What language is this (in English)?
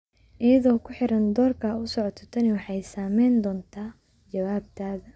Somali